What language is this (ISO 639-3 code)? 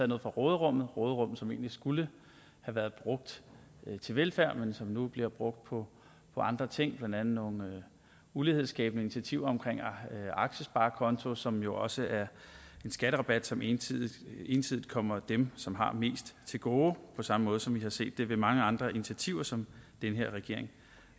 dan